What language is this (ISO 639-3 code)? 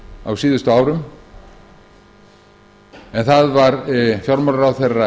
isl